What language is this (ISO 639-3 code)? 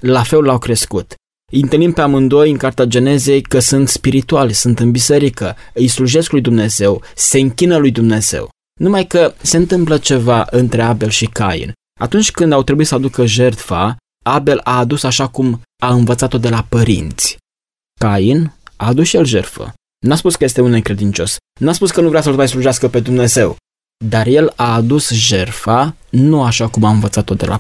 ron